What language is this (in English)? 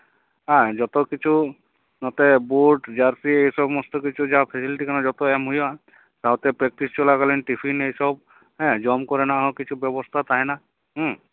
Santali